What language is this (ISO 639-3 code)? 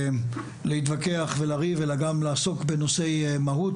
heb